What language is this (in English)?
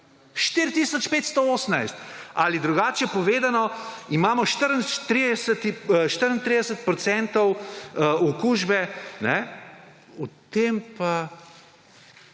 Slovenian